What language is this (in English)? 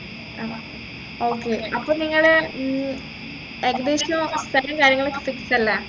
Malayalam